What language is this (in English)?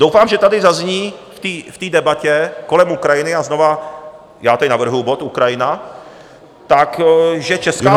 Czech